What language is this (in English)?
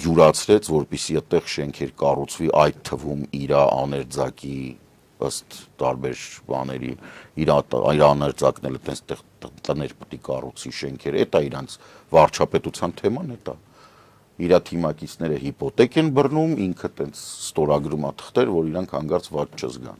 Romanian